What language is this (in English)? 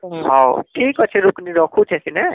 Odia